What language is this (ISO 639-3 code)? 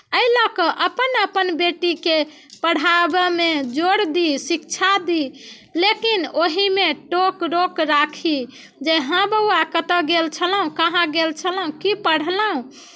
mai